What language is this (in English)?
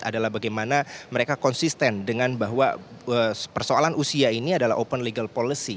Indonesian